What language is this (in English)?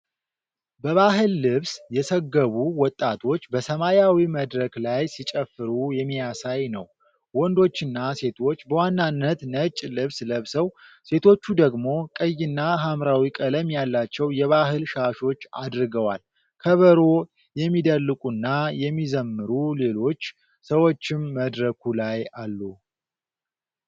Amharic